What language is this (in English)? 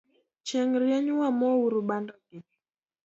Luo (Kenya and Tanzania)